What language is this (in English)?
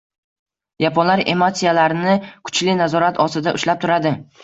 Uzbek